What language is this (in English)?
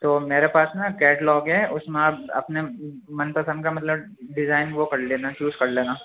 Urdu